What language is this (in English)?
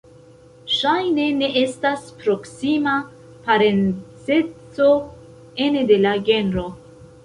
Esperanto